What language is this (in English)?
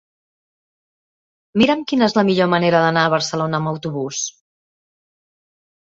Catalan